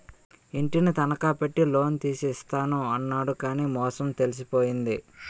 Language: Telugu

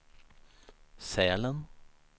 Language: Swedish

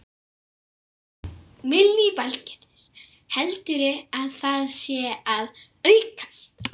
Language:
Icelandic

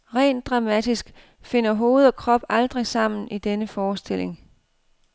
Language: Danish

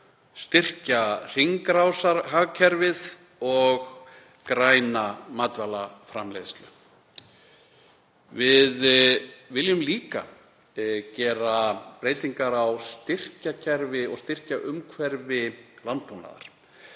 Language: Icelandic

